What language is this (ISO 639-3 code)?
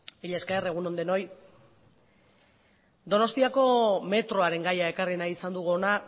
eus